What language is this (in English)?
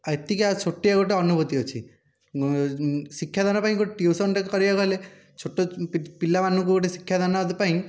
Odia